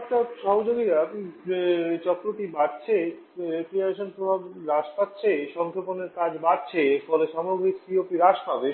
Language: Bangla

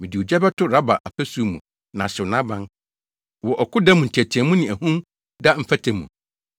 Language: Akan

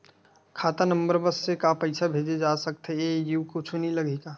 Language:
Chhattisgarhi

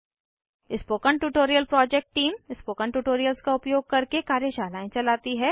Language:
Hindi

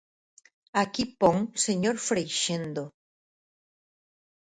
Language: Galician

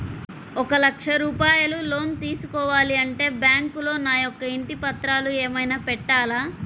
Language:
Telugu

